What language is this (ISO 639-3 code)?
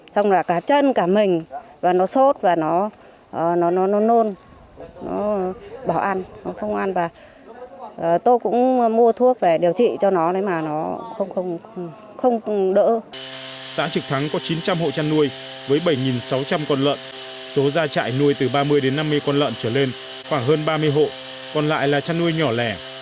vie